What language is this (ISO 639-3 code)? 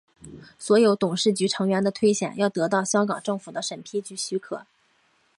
zho